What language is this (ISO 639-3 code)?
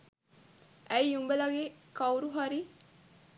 sin